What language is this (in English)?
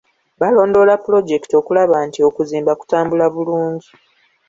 Ganda